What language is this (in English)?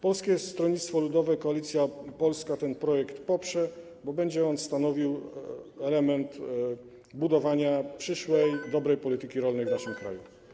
Polish